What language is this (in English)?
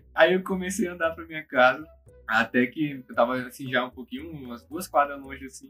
Portuguese